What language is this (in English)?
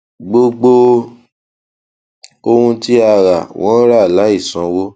Yoruba